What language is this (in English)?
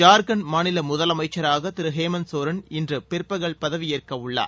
Tamil